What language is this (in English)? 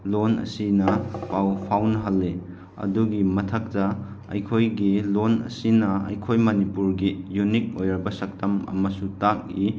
Manipuri